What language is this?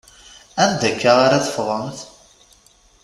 Kabyle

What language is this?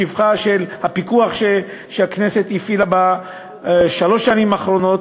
Hebrew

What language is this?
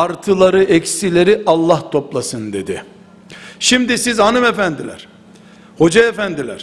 Turkish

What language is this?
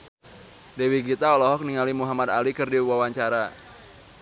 Sundanese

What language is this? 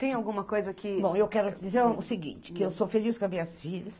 Portuguese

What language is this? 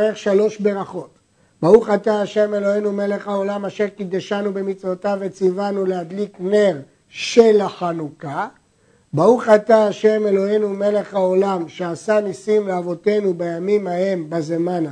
Hebrew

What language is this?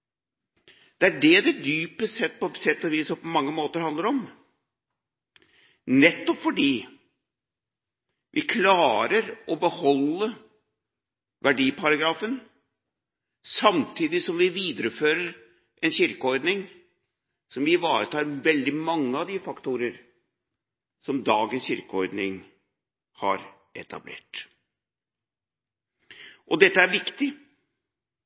Norwegian Bokmål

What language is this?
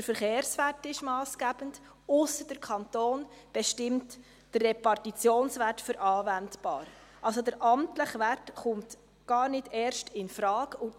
Swiss German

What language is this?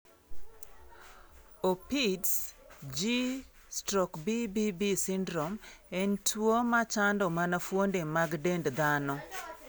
Luo (Kenya and Tanzania)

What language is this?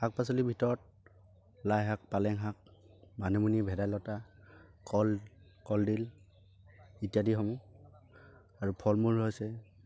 Assamese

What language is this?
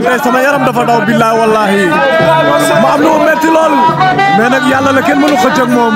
Arabic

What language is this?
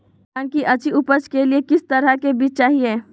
Magahi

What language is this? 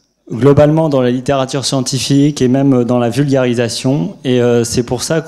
French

